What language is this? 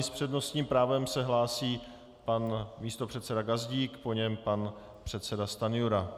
Czech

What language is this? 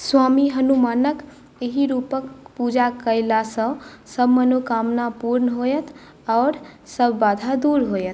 Maithili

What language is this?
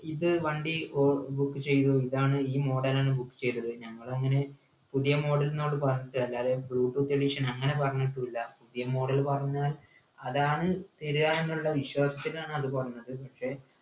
Malayalam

